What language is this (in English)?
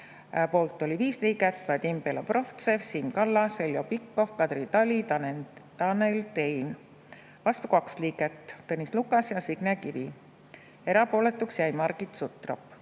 Estonian